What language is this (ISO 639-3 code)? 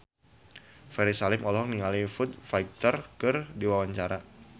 sun